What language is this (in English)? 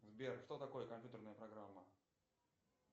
Russian